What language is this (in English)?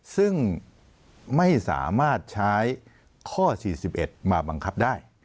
Thai